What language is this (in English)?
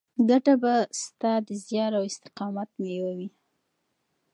Pashto